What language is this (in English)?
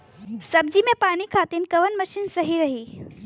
Bhojpuri